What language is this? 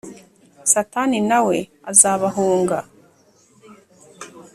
Kinyarwanda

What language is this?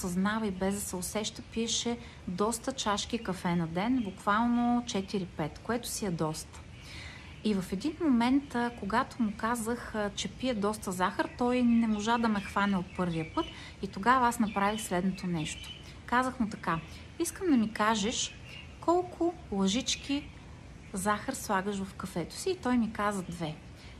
Bulgarian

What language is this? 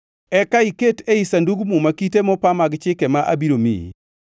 Luo (Kenya and Tanzania)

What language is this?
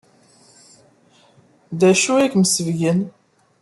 Kabyle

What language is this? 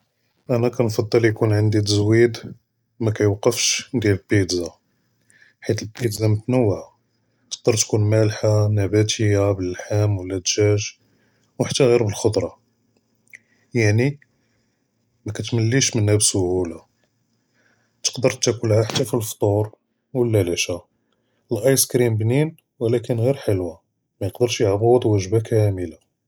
Judeo-Arabic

